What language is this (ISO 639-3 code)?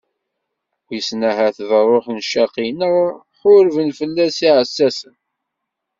kab